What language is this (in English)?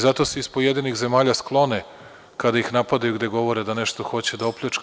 Serbian